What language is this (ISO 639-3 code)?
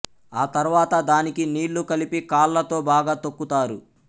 tel